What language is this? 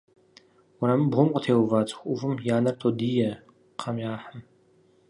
Kabardian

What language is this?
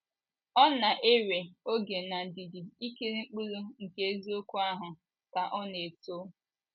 Igbo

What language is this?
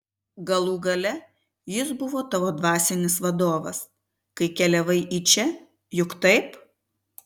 Lithuanian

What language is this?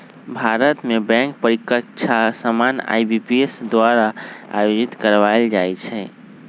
Magahi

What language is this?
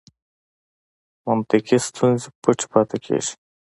Pashto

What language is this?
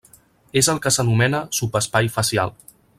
Catalan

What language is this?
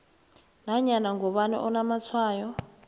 South Ndebele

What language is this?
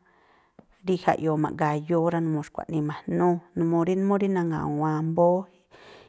Tlacoapa Me'phaa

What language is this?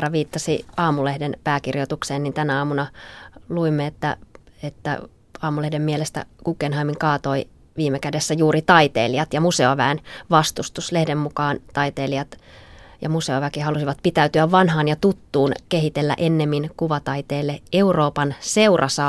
Finnish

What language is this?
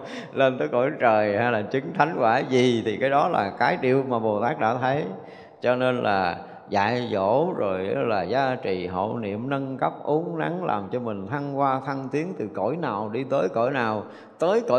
Vietnamese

